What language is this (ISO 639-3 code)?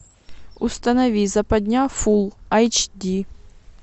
rus